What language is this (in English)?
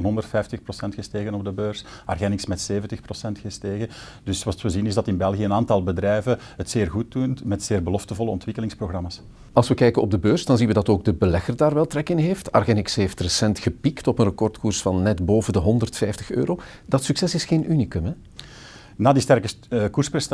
Dutch